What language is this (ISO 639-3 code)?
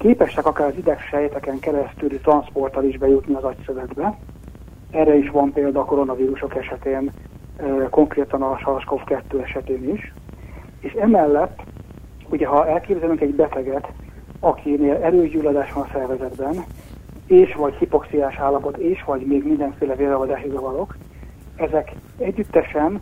hun